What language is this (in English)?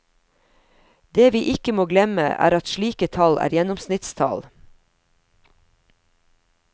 Norwegian